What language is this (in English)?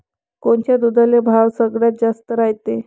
Marathi